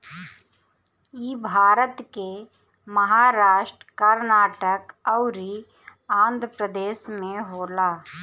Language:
Bhojpuri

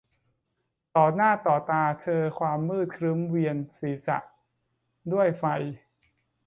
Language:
Thai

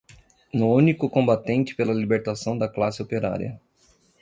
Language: Portuguese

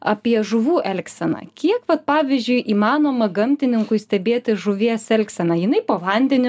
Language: Lithuanian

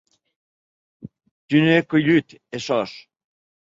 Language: Occitan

